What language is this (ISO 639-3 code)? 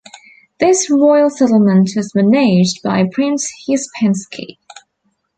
eng